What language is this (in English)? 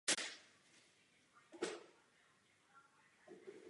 Czech